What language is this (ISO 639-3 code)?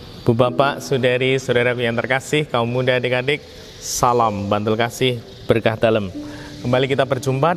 ind